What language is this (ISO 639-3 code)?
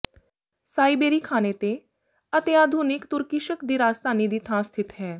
pan